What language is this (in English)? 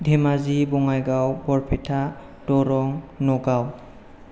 Bodo